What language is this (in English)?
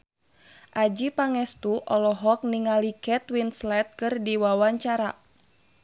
Sundanese